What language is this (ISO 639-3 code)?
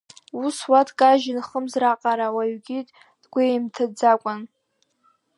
abk